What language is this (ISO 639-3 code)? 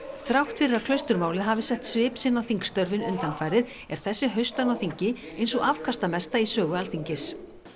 isl